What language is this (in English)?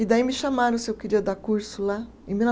Portuguese